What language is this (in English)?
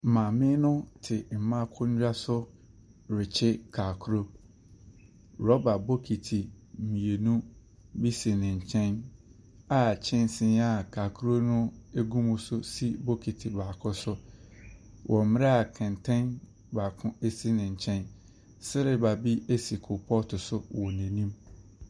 Akan